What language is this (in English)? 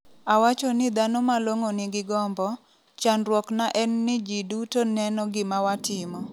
Luo (Kenya and Tanzania)